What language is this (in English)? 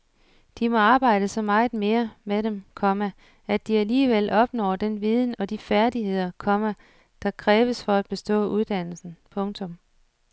Danish